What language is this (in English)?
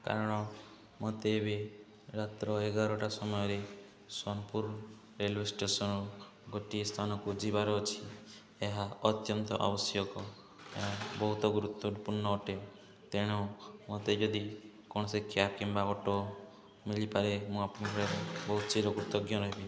Odia